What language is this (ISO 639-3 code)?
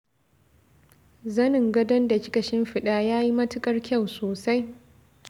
hau